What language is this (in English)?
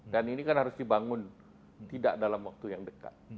Indonesian